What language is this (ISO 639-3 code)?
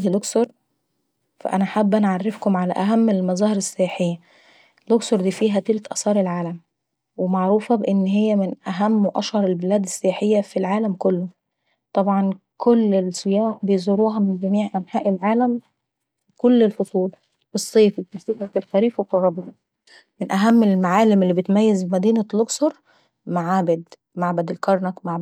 aec